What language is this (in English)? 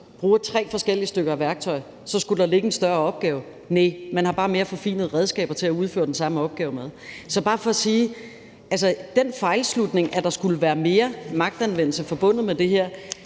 Danish